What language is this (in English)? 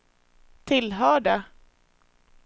Swedish